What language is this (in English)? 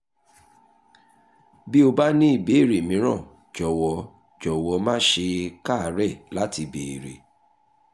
Yoruba